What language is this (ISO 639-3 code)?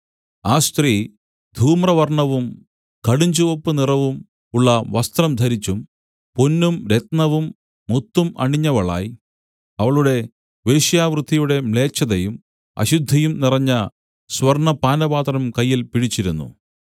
mal